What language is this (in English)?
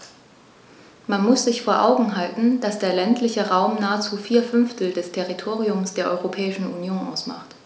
German